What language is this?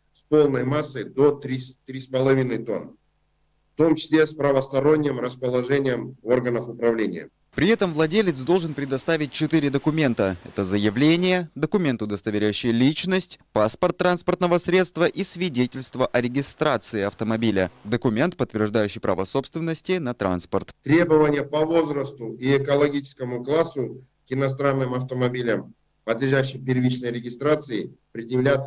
Russian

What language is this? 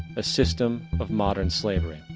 English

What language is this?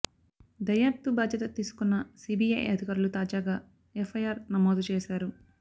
Telugu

